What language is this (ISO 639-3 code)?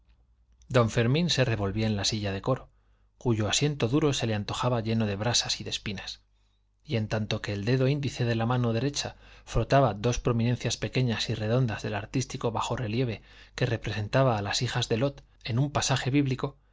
spa